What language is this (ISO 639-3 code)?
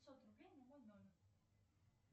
rus